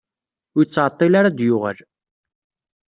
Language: Kabyle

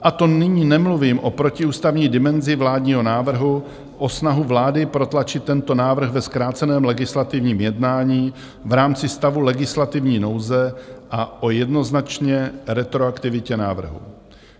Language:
Czech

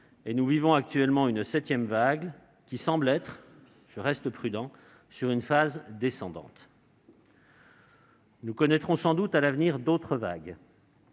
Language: French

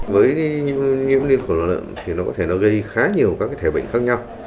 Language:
Vietnamese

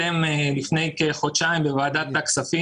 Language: Hebrew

